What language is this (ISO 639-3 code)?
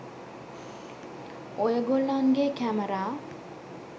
sin